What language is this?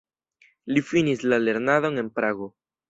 Esperanto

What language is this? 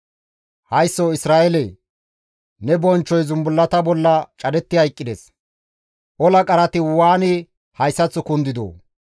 Gamo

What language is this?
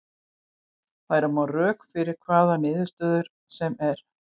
Icelandic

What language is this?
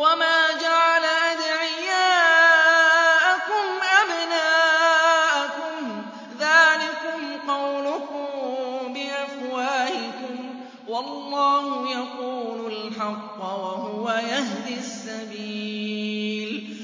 Arabic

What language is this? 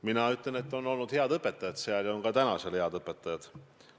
Estonian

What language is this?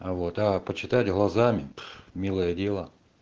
Russian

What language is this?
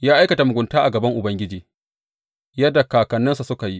Hausa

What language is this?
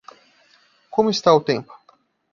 Portuguese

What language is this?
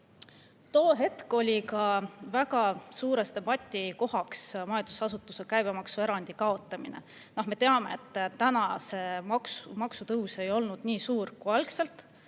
Estonian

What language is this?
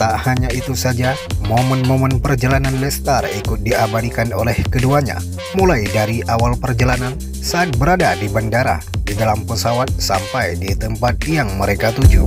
Indonesian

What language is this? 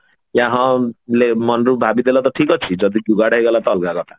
Odia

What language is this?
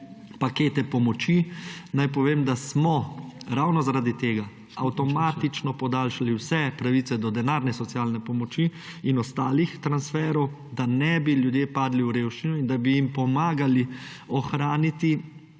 Slovenian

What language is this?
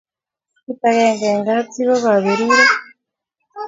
Kalenjin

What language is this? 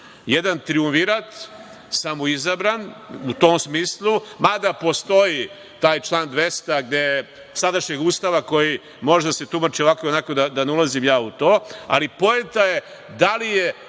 Serbian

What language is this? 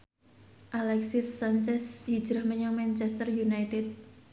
Javanese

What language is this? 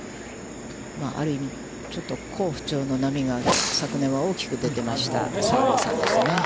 Japanese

